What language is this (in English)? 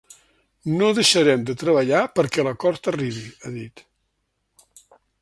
Catalan